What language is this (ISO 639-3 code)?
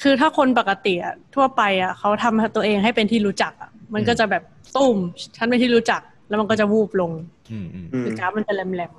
tha